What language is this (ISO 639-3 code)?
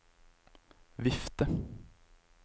nor